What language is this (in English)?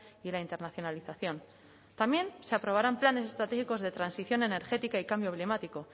Spanish